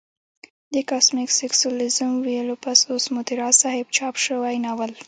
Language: Pashto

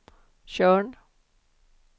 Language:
Swedish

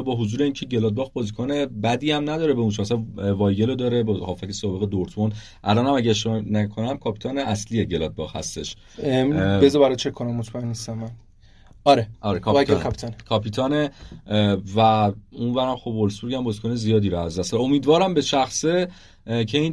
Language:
Persian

